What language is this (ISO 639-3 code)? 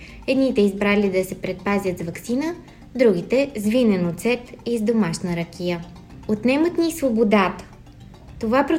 bul